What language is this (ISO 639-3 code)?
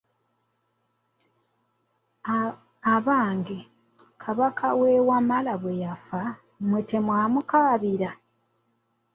lug